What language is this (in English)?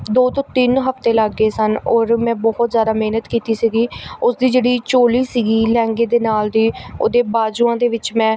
Punjabi